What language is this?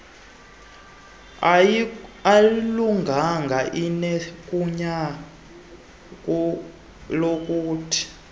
Xhosa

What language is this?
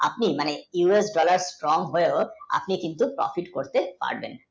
Bangla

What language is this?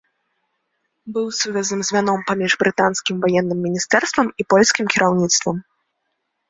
Belarusian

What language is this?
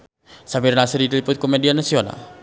Sundanese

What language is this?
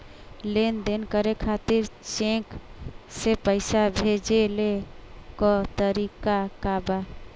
Bhojpuri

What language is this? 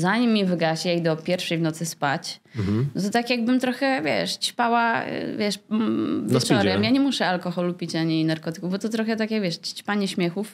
Polish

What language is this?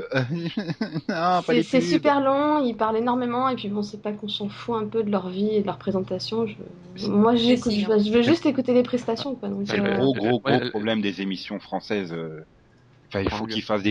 French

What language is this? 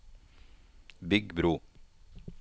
Norwegian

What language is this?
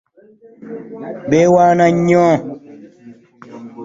Ganda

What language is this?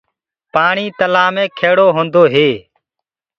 Gurgula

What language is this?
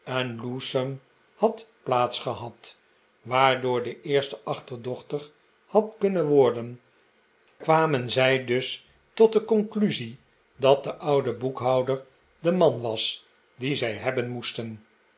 Dutch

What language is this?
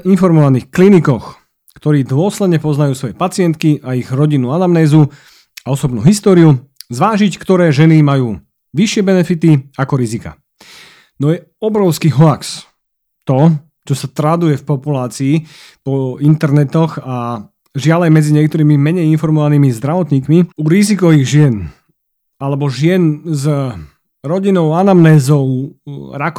Slovak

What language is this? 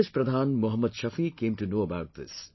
English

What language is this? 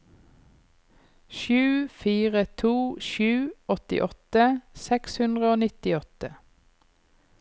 Norwegian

